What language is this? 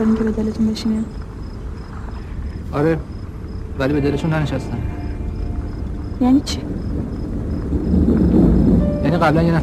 Persian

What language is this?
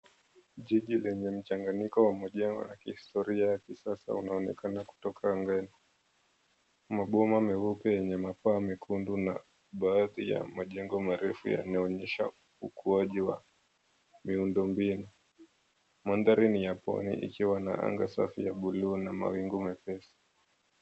Swahili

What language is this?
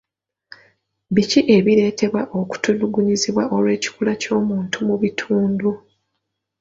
Ganda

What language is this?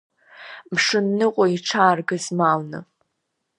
Abkhazian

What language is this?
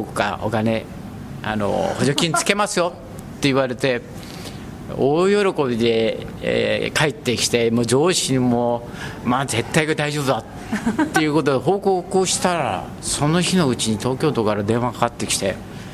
Japanese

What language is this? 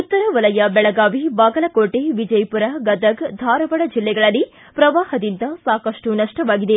Kannada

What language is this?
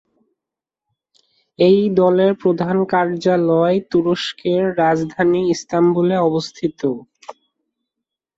Bangla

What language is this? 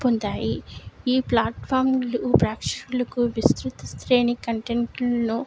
Telugu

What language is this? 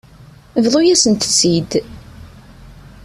Kabyle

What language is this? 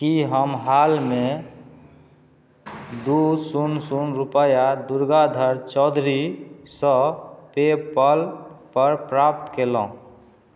Maithili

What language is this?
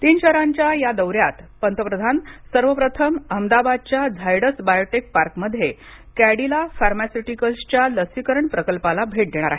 Marathi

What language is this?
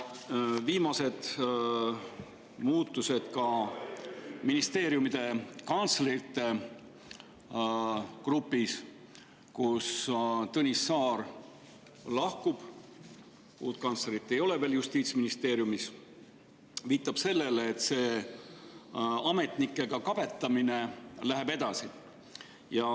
Estonian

